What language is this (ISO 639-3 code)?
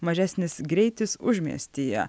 lit